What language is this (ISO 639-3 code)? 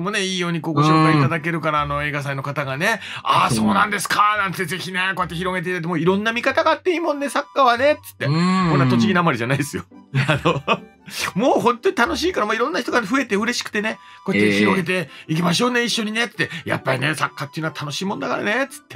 jpn